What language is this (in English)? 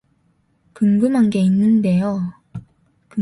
Korean